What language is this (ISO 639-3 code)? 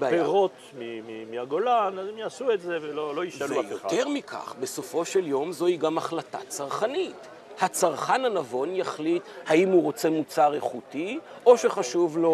heb